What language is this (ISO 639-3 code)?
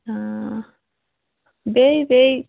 kas